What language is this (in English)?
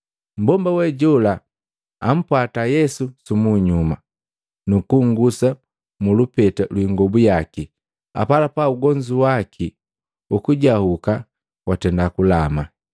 Matengo